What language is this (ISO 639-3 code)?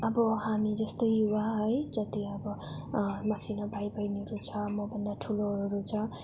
nep